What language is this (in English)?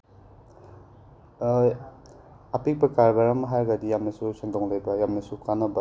Manipuri